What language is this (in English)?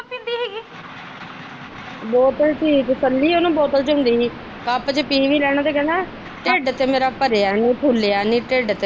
Punjabi